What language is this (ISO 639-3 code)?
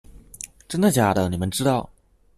zho